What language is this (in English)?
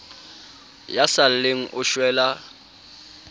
Southern Sotho